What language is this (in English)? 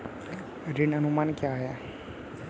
Hindi